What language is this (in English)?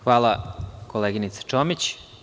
Serbian